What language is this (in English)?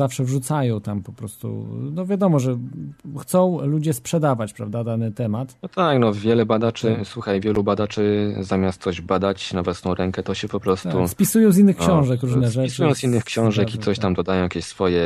Polish